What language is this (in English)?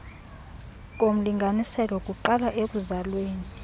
Xhosa